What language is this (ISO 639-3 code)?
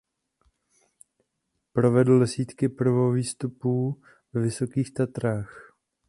ces